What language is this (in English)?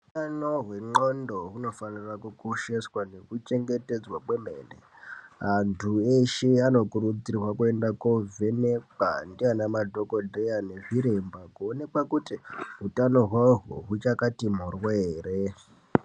Ndau